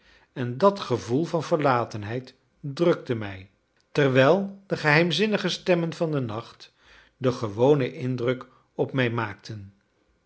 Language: Dutch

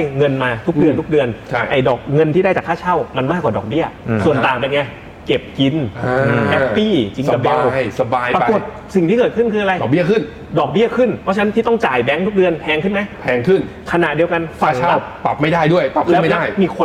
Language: Thai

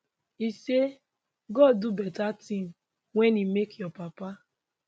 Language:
Nigerian Pidgin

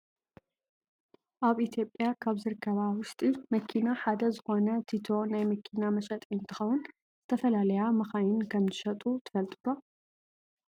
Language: Tigrinya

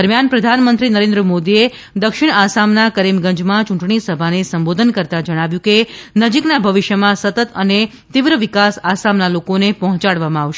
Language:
Gujarati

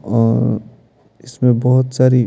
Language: Hindi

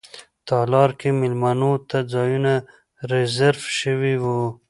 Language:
Pashto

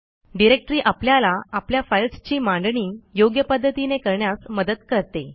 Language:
Marathi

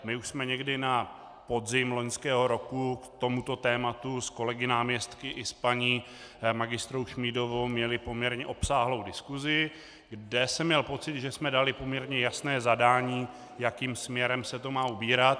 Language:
Czech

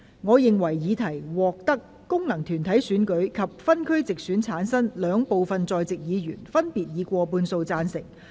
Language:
Cantonese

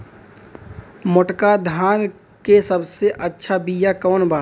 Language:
Bhojpuri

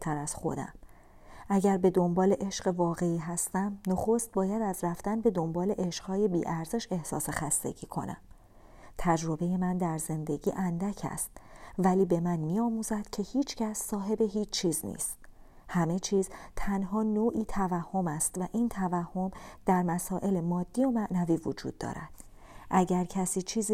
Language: Persian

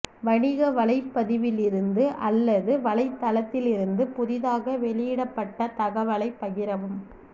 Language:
Tamil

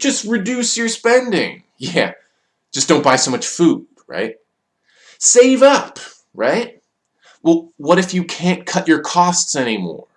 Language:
English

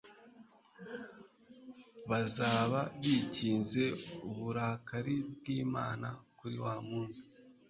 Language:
Kinyarwanda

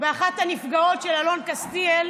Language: Hebrew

